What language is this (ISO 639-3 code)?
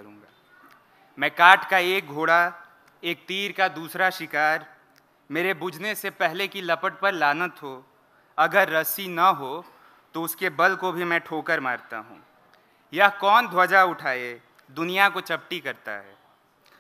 hin